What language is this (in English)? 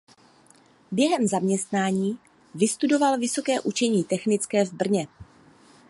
Czech